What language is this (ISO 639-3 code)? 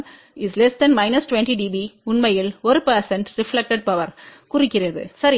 tam